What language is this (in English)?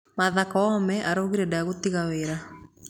Kikuyu